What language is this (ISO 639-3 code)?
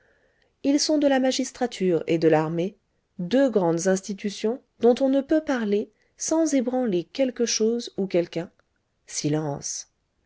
fra